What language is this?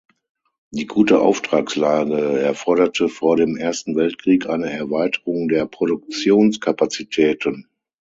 German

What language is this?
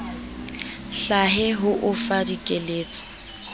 Southern Sotho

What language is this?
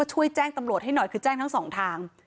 Thai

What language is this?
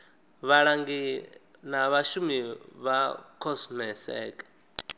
Venda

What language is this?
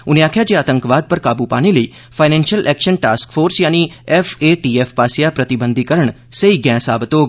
Dogri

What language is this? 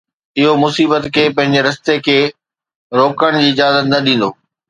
Sindhi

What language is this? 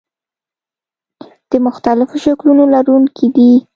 Pashto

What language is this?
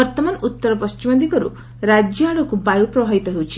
Odia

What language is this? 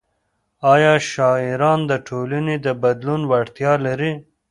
Pashto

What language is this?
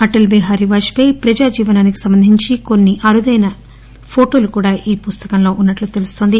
Telugu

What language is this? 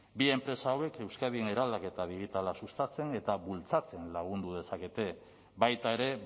Basque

